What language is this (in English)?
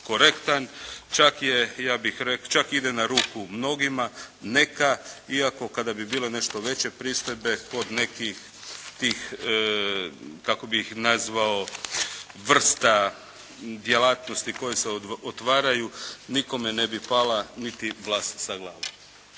Croatian